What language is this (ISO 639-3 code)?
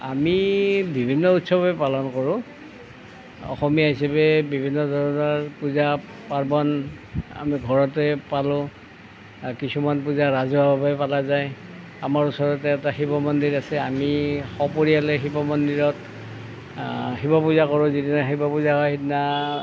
asm